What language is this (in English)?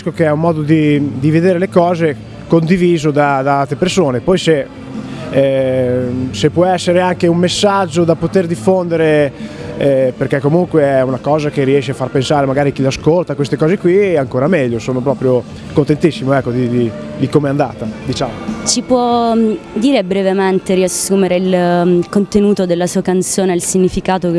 Italian